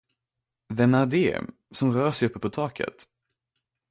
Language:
Swedish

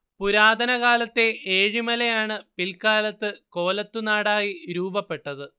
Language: Malayalam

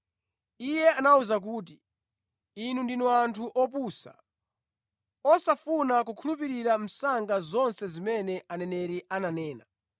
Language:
Nyanja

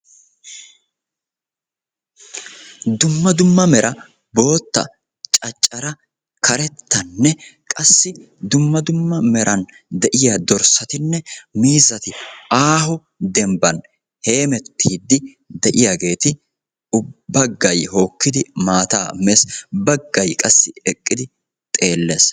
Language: Wolaytta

